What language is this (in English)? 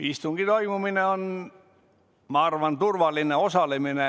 Estonian